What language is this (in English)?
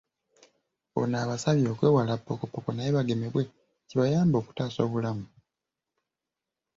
Ganda